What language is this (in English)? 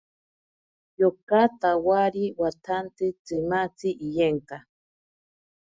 Ashéninka Perené